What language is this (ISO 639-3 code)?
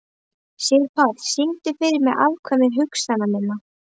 isl